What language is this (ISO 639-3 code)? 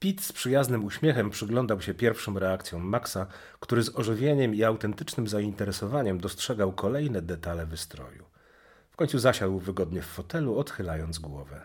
pol